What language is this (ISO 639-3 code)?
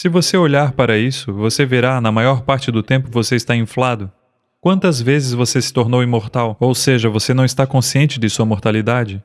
por